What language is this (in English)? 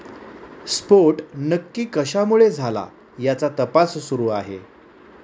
Marathi